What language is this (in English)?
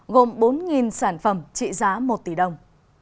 Vietnamese